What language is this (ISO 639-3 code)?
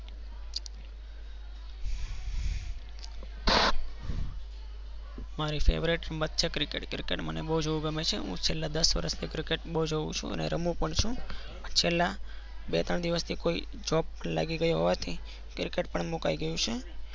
guj